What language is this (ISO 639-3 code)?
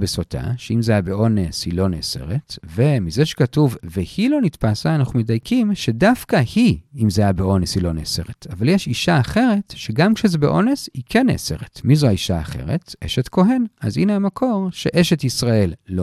heb